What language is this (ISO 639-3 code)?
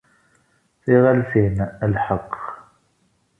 kab